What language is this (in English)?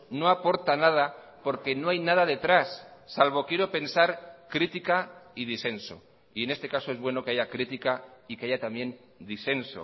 Spanish